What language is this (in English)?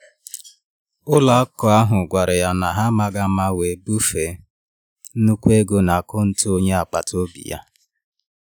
Igbo